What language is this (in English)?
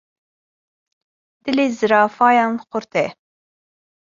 Kurdish